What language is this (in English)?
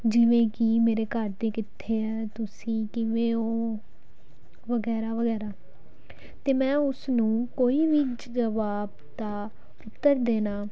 Punjabi